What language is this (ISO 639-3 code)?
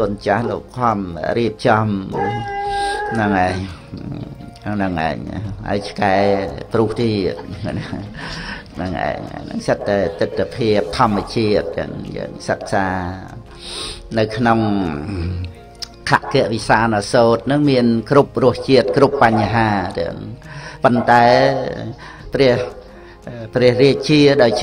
vie